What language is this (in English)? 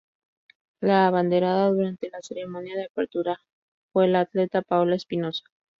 Spanish